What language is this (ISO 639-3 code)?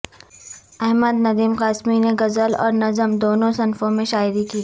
urd